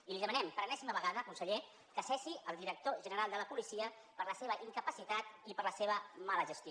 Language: Catalan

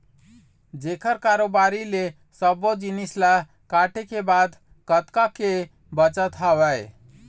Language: Chhattisgarhi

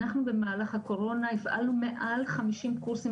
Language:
Hebrew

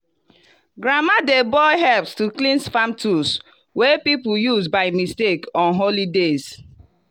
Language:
Nigerian Pidgin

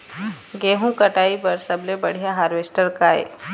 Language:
Chhattisgarhi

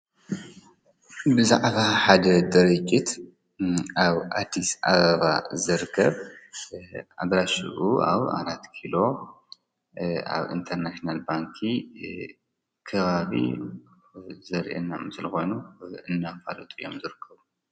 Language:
Tigrinya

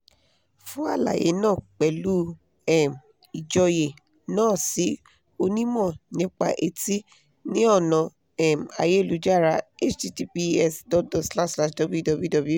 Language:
Yoruba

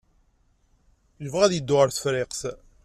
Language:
Kabyle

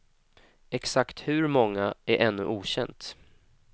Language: Swedish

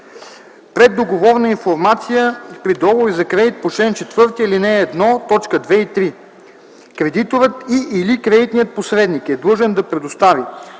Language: Bulgarian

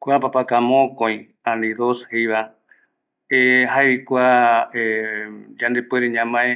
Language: Eastern Bolivian Guaraní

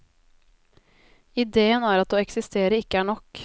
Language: Norwegian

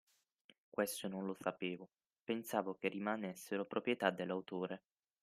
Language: Italian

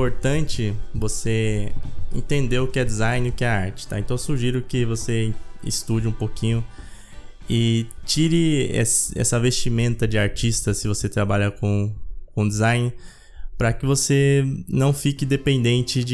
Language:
Portuguese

